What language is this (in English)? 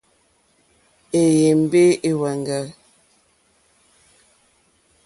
Mokpwe